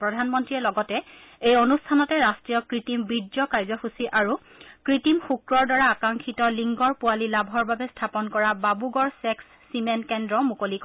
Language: Assamese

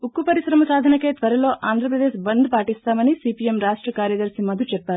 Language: Telugu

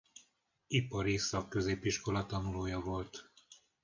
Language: Hungarian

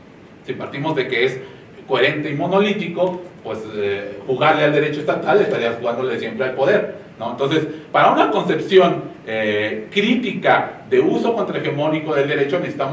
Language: Spanish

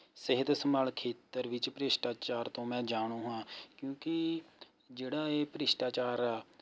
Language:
Punjabi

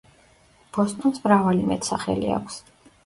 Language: Georgian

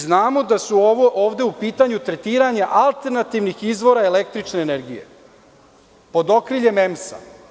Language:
Serbian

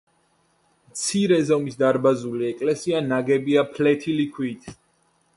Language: Georgian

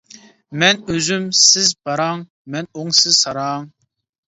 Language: Uyghur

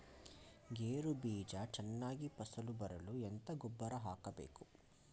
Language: Kannada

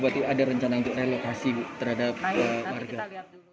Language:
Indonesian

